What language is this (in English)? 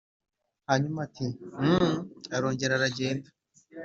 Kinyarwanda